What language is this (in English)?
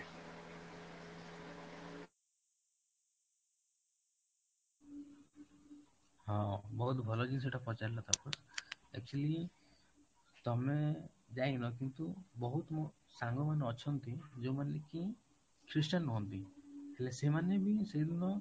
Odia